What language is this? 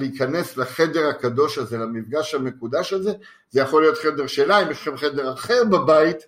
Hebrew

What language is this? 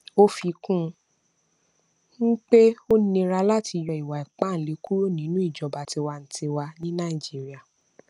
Yoruba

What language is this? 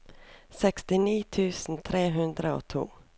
Norwegian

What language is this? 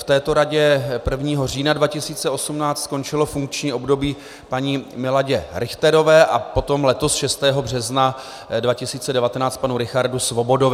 Czech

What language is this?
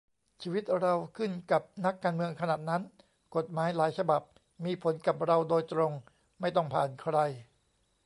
Thai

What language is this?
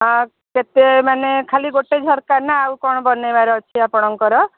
Odia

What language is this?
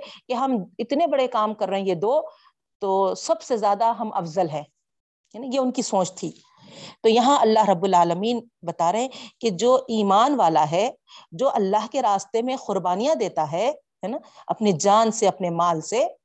Urdu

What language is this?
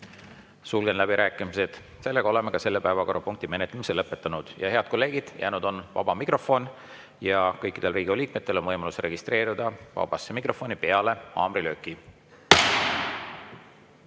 Estonian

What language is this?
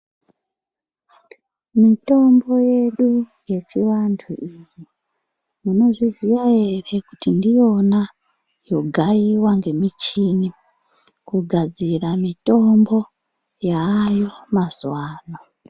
Ndau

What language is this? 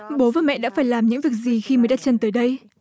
Vietnamese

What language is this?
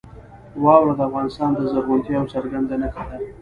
Pashto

